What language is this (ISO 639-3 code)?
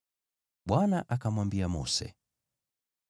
swa